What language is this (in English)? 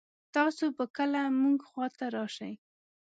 Pashto